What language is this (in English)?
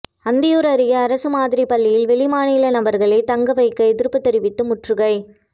Tamil